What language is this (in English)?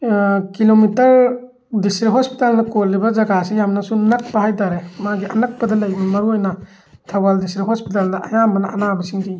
Manipuri